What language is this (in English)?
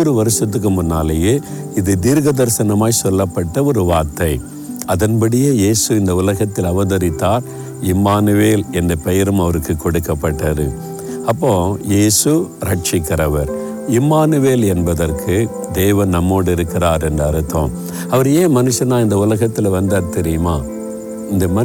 Tamil